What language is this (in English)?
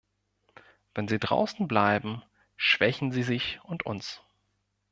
German